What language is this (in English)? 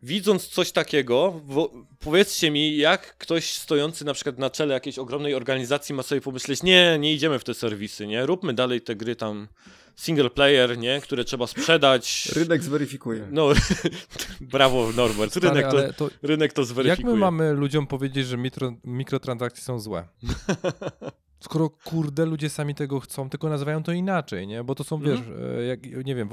Polish